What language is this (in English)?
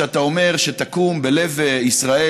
Hebrew